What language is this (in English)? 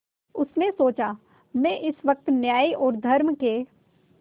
Hindi